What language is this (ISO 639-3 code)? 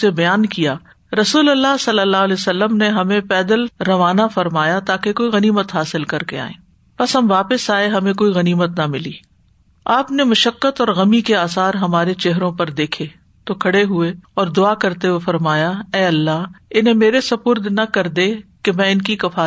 urd